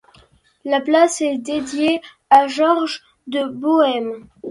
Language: French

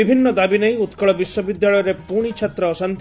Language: Odia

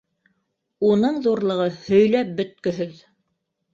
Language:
Bashkir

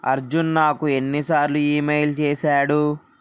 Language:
Telugu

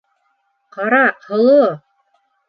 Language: Bashkir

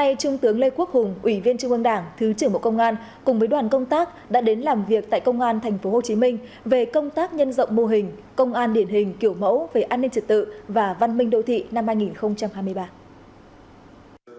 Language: Vietnamese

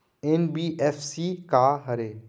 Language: Chhattisgarhi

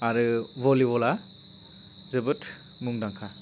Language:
Bodo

